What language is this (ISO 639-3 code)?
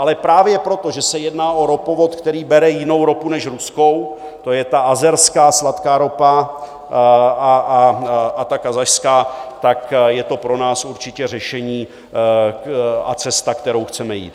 ces